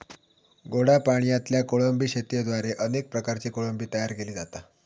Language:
Marathi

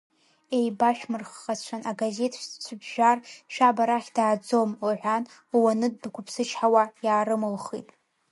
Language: Abkhazian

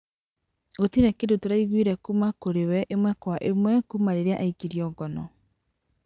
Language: Kikuyu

